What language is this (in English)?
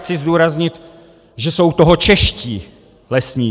Czech